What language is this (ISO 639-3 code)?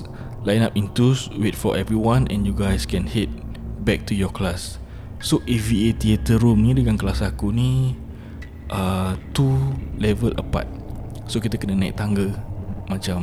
msa